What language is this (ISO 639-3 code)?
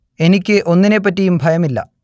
mal